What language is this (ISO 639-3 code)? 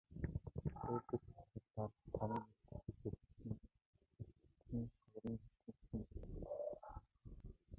mon